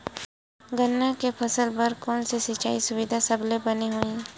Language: Chhattisgarhi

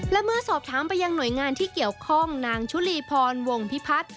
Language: Thai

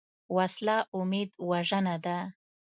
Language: Pashto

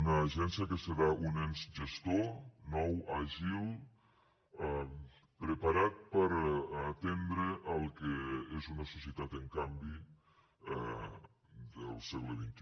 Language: Catalan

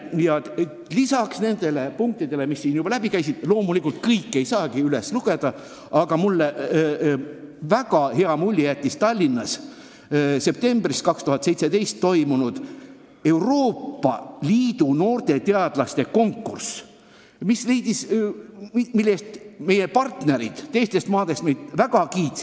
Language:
Estonian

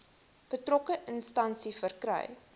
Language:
Afrikaans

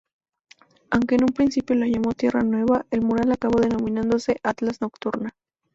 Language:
Spanish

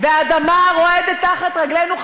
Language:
Hebrew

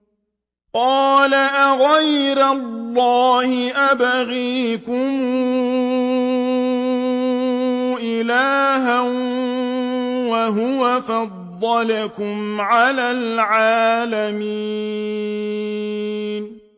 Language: Arabic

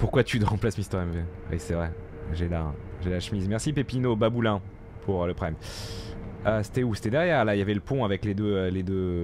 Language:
French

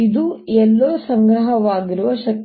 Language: Kannada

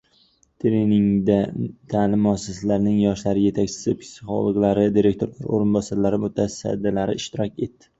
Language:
Uzbek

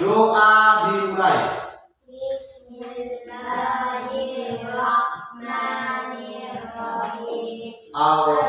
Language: Indonesian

